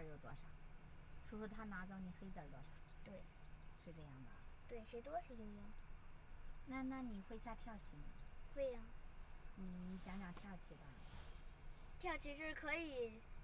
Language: Chinese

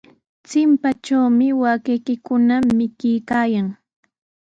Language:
Sihuas Ancash Quechua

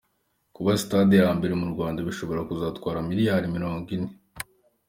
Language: Kinyarwanda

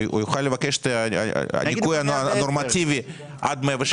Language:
Hebrew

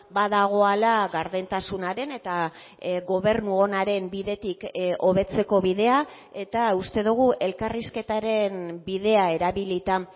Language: Basque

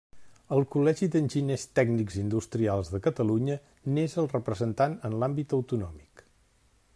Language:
Catalan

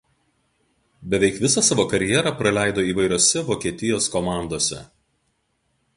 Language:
Lithuanian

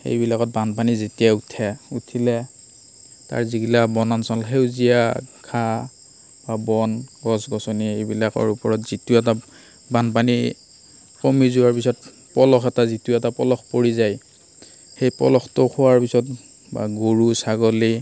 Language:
Assamese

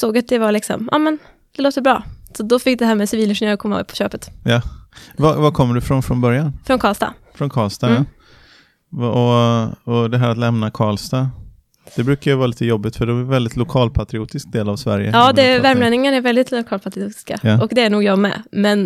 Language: Swedish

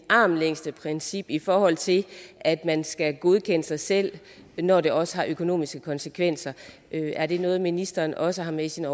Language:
Danish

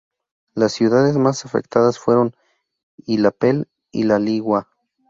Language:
Spanish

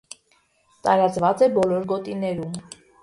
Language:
Armenian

